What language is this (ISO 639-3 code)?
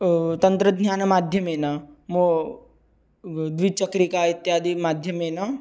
san